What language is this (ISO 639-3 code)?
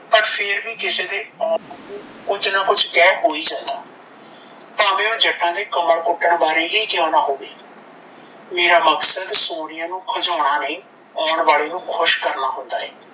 pan